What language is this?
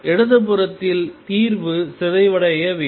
Tamil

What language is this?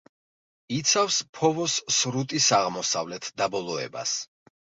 Georgian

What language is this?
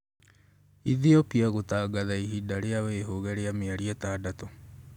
Kikuyu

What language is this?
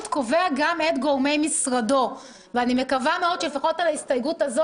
Hebrew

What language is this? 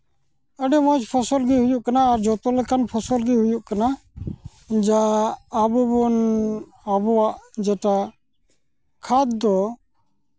Santali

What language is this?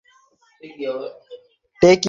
Bangla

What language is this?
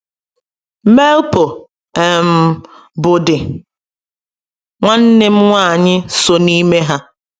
Igbo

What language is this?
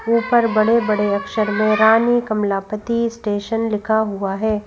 Hindi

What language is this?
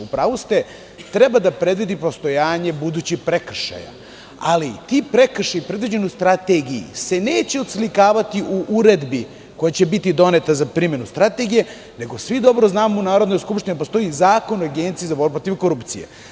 Serbian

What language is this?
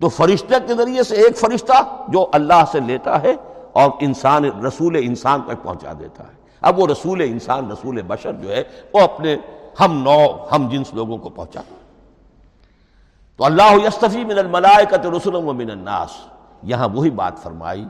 Urdu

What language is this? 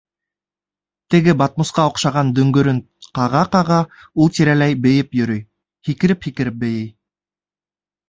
Bashkir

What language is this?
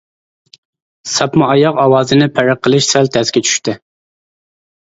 Uyghur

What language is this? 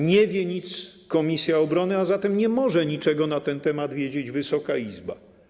Polish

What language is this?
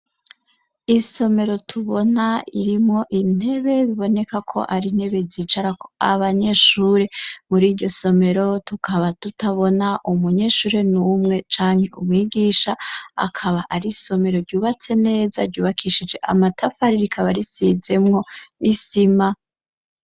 Rundi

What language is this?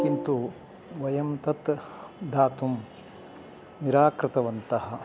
Sanskrit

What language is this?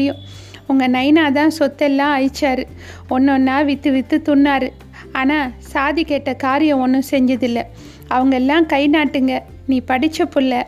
Tamil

